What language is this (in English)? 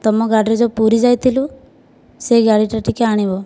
Odia